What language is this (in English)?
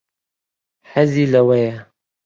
Central Kurdish